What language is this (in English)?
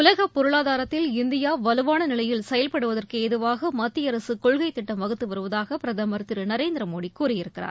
Tamil